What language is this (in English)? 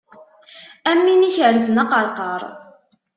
Kabyle